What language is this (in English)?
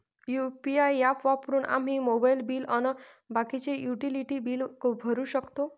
Marathi